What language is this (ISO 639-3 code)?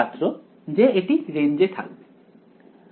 ben